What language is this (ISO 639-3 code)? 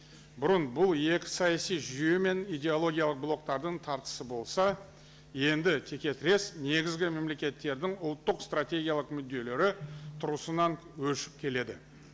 kaz